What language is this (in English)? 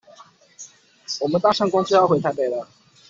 Chinese